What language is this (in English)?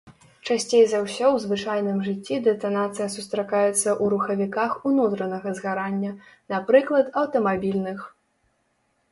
Belarusian